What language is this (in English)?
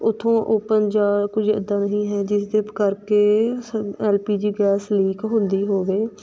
Punjabi